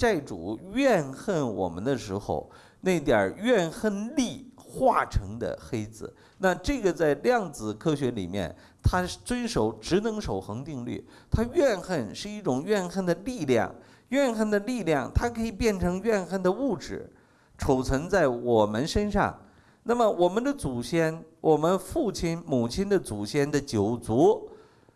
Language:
Chinese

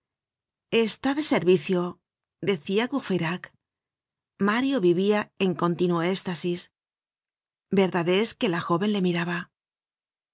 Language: Spanish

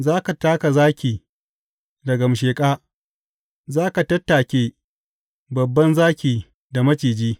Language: Hausa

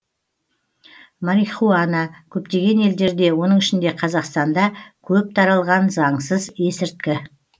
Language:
Kazakh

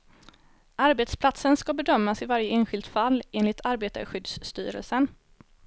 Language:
Swedish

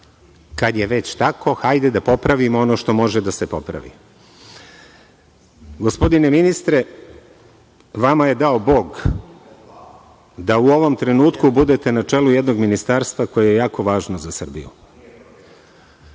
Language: Serbian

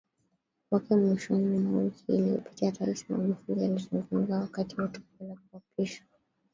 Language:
Swahili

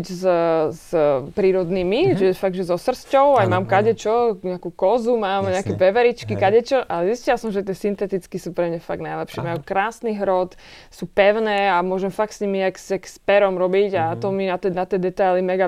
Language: Slovak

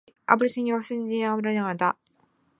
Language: Chinese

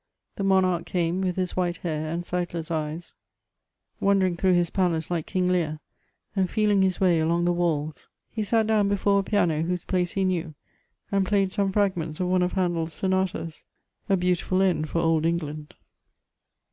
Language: English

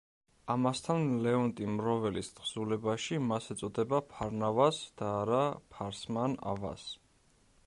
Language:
Georgian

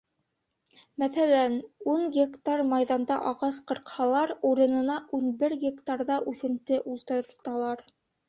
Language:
Bashkir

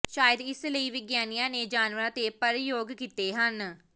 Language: Punjabi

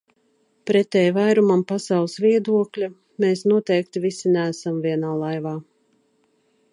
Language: Latvian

